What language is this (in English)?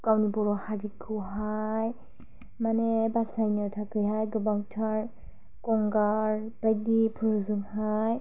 Bodo